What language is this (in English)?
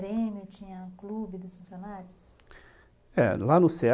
Portuguese